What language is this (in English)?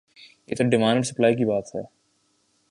Urdu